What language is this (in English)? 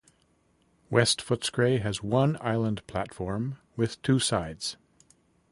English